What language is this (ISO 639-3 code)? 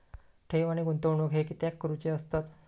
mar